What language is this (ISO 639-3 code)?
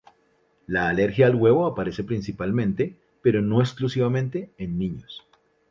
spa